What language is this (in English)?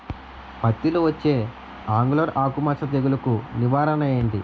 Telugu